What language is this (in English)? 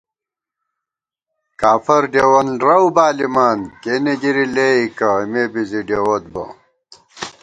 Gawar-Bati